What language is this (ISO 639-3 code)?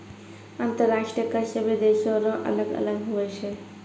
mai